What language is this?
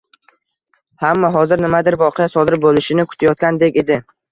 Uzbek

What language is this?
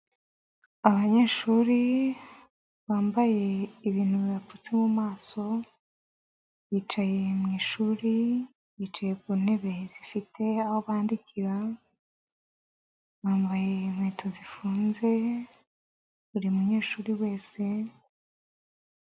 Kinyarwanda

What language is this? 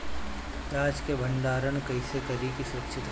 Bhojpuri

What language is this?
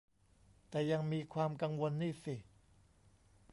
Thai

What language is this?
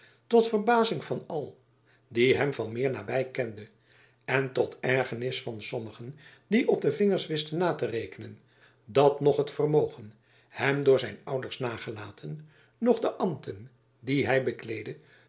Dutch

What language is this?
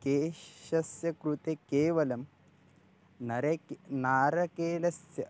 Sanskrit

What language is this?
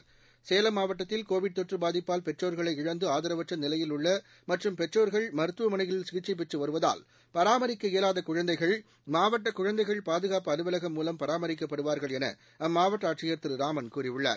Tamil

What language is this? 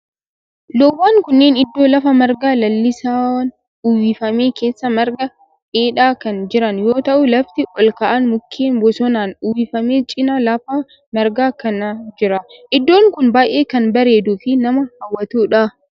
Oromo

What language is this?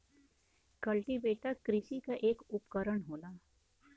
Bhojpuri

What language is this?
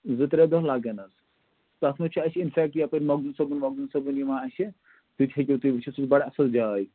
Kashmiri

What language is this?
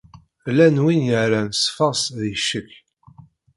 Kabyle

